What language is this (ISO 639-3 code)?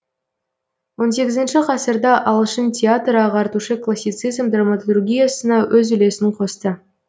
kaz